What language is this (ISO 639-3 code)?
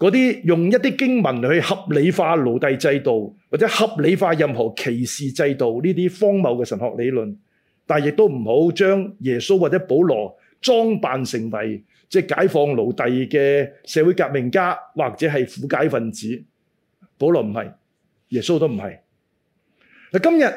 zho